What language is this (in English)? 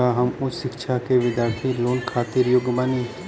Bhojpuri